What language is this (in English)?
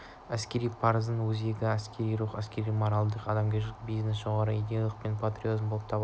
Kazakh